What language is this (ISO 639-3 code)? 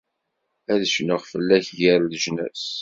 kab